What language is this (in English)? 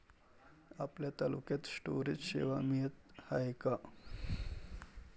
Marathi